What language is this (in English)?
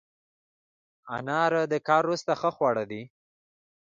Pashto